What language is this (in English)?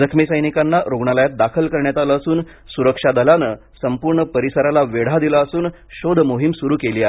Marathi